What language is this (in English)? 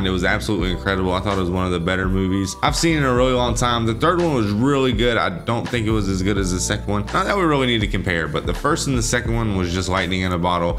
English